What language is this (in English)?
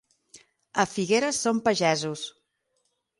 Catalan